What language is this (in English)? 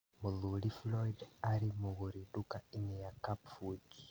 Kikuyu